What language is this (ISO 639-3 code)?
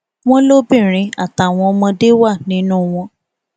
yor